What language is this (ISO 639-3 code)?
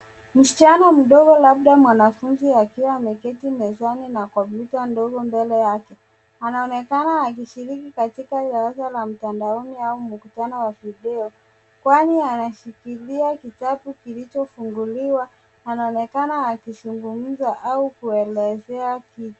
swa